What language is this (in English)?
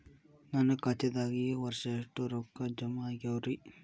Kannada